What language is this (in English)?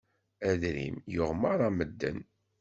Kabyle